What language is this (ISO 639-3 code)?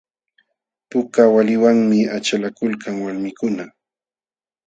qxw